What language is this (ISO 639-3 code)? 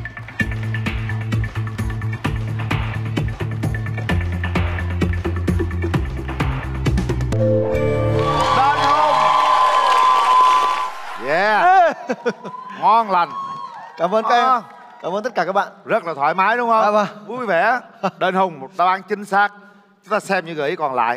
vie